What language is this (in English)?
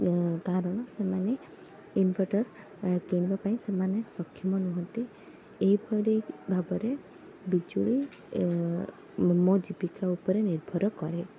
Odia